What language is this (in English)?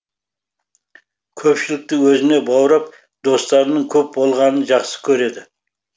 Kazakh